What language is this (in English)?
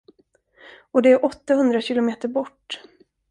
Swedish